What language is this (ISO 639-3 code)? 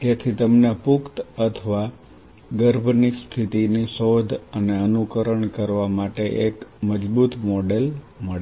guj